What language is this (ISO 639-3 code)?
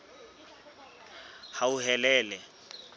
sot